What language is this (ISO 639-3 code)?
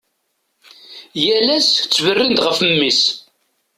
kab